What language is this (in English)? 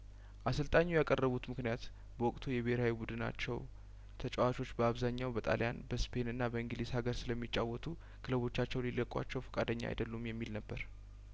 Amharic